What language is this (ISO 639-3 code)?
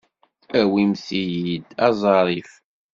kab